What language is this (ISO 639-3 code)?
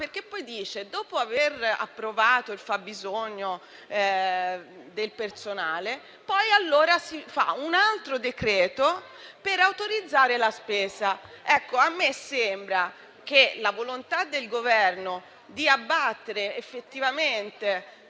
ita